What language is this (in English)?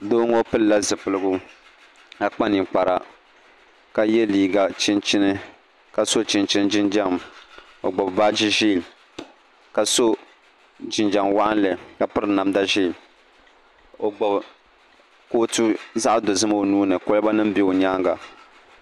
Dagbani